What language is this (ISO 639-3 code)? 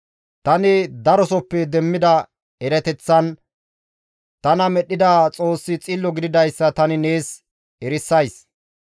gmv